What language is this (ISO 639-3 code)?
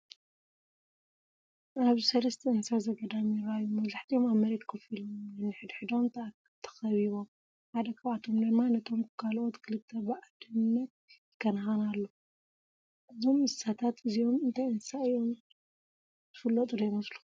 tir